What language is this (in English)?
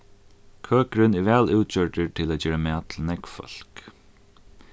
Faroese